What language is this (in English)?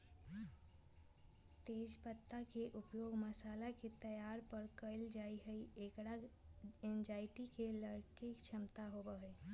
Magahi